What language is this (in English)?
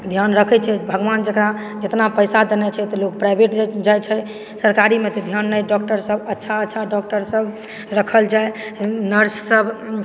Maithili